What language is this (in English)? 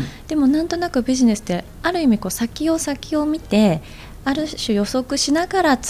Japanese